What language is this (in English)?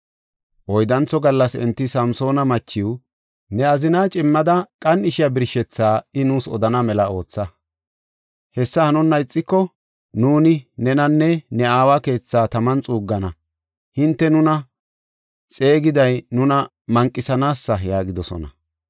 Gofa